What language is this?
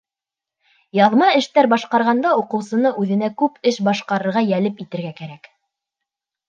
Bashkir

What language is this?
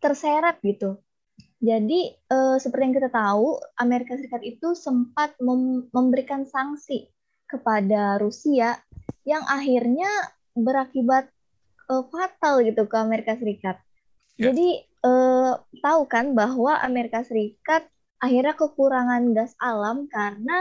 Indonesian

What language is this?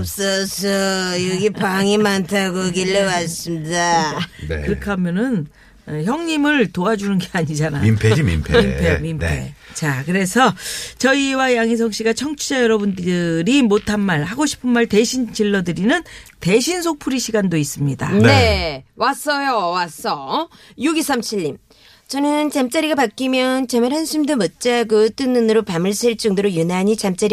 Korean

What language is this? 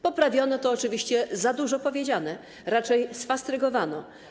Polish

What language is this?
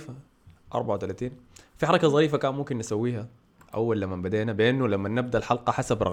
Arabic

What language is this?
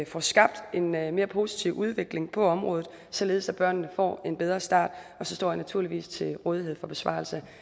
Danish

